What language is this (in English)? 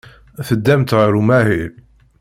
Kabyle